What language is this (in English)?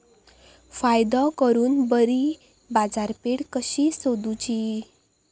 Marathi